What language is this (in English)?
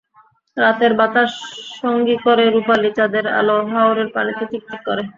Bangla